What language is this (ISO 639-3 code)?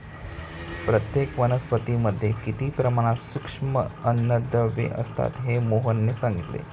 mar